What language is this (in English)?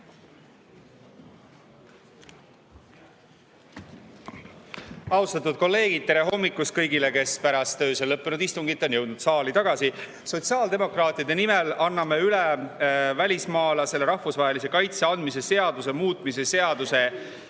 Estonian